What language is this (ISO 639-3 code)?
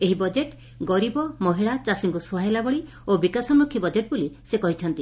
ori